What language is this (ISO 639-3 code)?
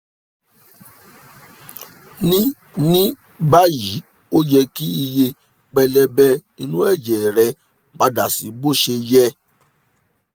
yor